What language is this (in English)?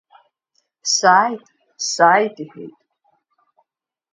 Abkhazian